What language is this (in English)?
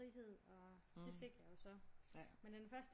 Danish